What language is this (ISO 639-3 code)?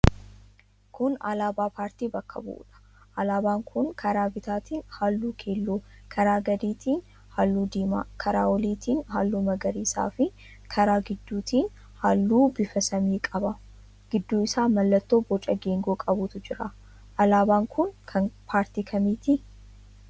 orm